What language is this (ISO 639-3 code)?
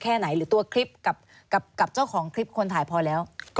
tha